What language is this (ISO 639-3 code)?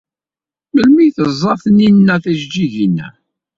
kab